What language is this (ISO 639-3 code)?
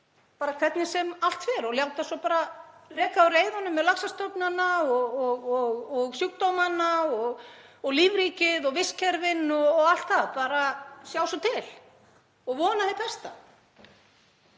isl